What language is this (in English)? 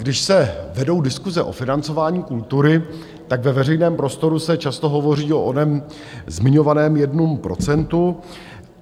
Czech